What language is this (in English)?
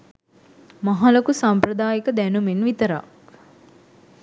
Sinhala